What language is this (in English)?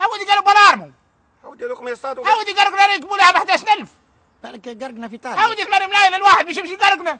Arabic